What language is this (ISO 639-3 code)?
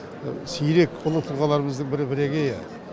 kaz